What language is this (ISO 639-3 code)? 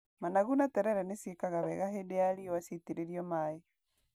kik